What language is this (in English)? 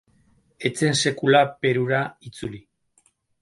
Basque